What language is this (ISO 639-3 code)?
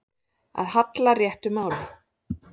isl